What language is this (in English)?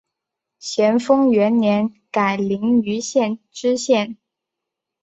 Chinese